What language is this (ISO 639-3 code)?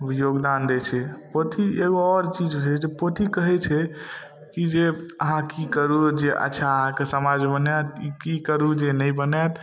mai